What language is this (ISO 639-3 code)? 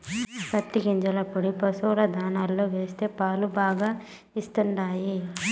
tel